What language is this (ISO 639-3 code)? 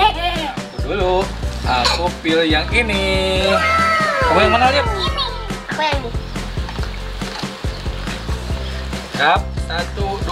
ind